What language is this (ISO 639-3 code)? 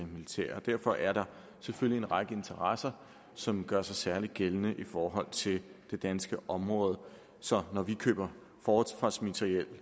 dan